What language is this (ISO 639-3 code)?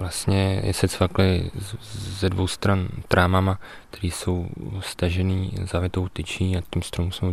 ces